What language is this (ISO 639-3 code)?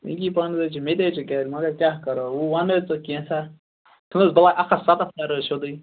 kas